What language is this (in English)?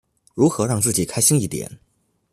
Chinese